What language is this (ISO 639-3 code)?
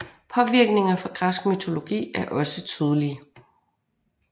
dan